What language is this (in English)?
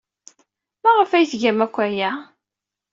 Kabyle